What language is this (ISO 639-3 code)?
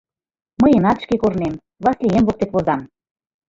chm